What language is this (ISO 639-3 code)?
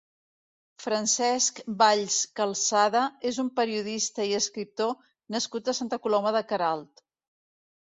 cat